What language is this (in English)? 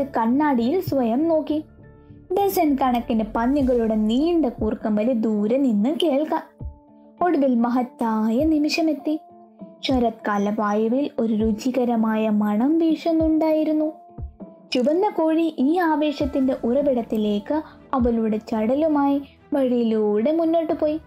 Malayalam